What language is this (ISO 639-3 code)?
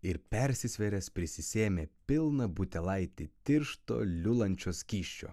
lit